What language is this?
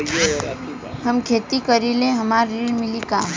Bhojpuri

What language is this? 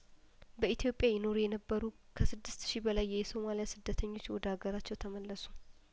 Amharic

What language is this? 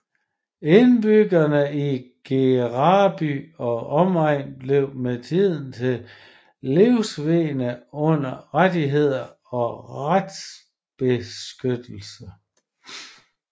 Danish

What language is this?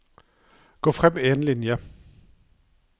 Norwegian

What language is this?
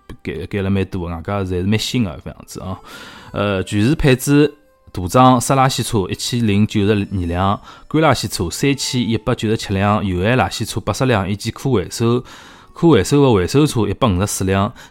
Chinese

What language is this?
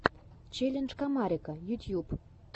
Russian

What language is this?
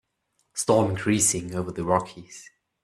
English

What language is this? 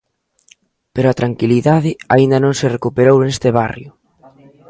Galician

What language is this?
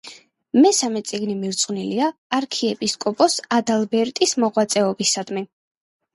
Georgian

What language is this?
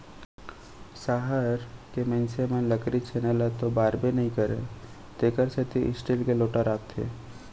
Chhattisgarhi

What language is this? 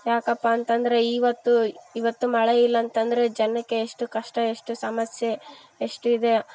Kannada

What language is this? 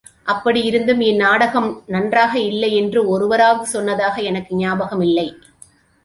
Tamil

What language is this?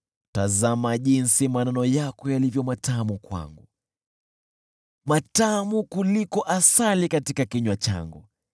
Swahili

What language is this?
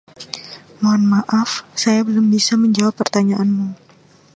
Indonesian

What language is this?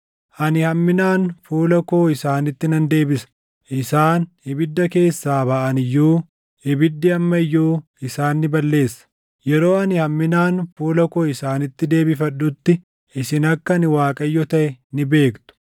Oromo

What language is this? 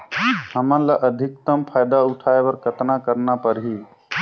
Chhattisgarhi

